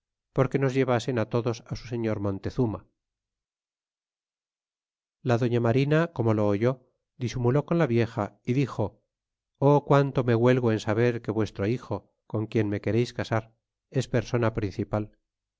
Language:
Spanish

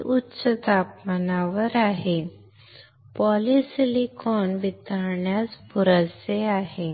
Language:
Marathi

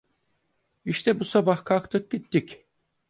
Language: Turkish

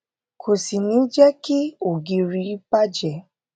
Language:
Yoruba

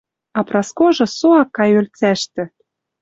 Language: Western Mari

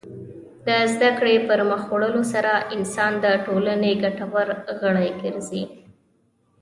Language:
Pashto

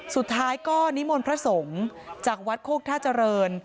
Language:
Thai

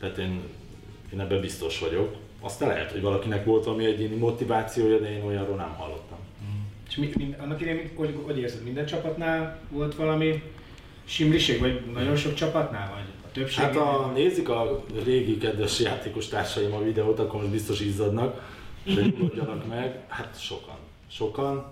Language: Hungarian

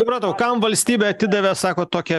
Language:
Lithuanian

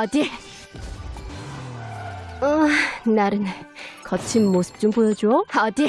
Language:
Korean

